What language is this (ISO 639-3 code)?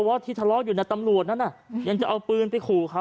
tha